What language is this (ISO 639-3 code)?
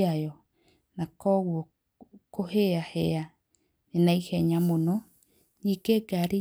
kik